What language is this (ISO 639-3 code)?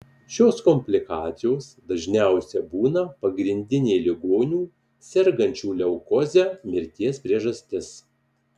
lit